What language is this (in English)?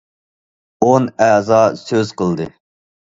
Uyghur